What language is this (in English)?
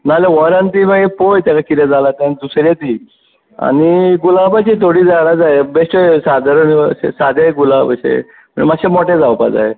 Konkani